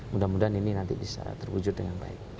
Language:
Indonesian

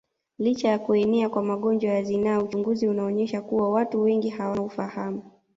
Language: Swahili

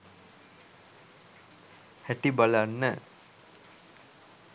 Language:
Sinhala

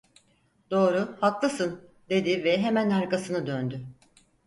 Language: Turkish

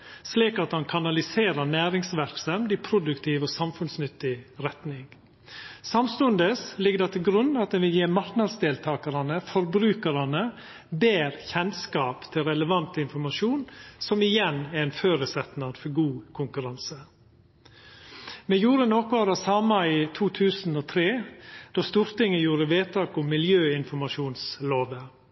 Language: Norwegian Nynorsk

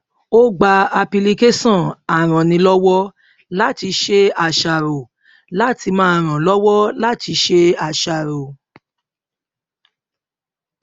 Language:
Yoruba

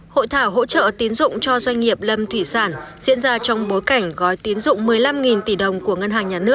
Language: Vietnamese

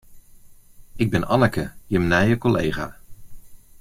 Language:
Western Frisian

